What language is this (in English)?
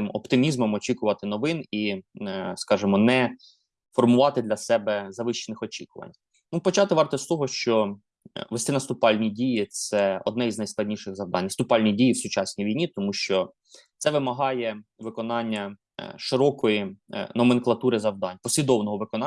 Ukrainian